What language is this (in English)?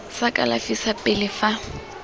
Tswana